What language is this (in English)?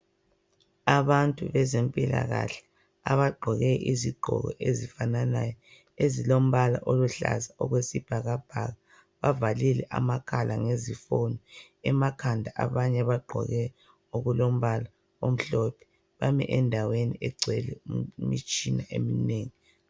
North Ndebele